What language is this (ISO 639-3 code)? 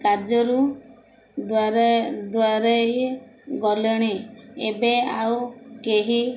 ori